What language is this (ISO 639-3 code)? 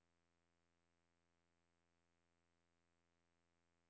dan